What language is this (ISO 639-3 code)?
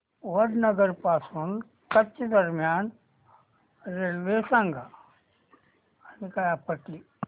mar